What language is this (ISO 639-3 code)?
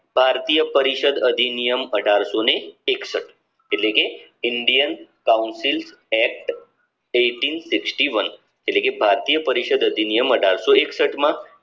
guj